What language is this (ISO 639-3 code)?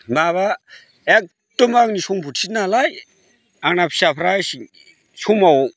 brx